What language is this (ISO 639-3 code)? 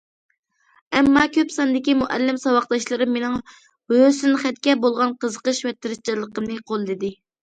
uig